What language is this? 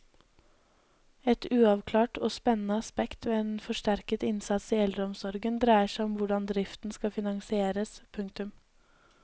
Norwegian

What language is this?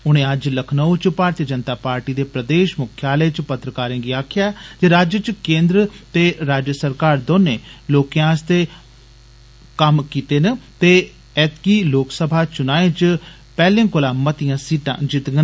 Dogri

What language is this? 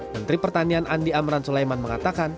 Indonesian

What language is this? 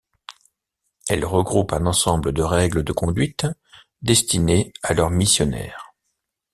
French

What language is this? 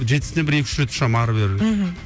Kazakh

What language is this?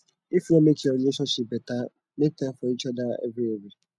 Nigerian Pidgin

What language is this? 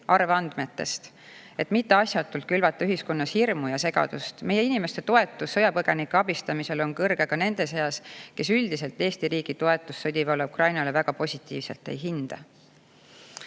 Estonian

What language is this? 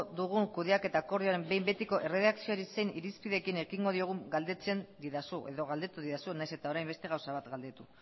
Basque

